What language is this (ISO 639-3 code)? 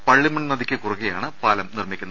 mal